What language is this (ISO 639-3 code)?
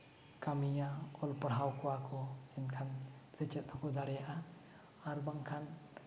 sat